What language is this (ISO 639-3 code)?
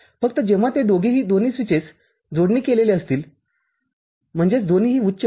mar